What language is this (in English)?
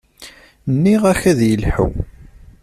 Kabyle